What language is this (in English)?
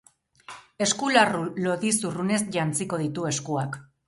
Basque